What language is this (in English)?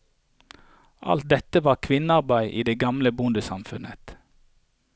Norwegian